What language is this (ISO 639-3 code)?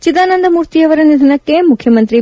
kan